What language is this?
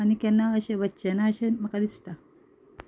Konkani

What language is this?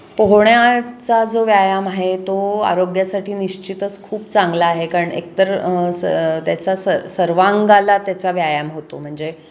Marathi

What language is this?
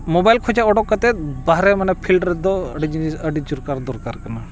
Santali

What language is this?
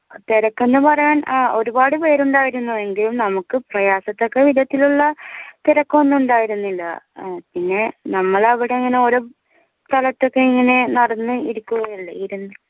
Malayalam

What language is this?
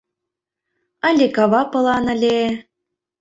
Mari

